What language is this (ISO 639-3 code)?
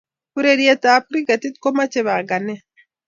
kln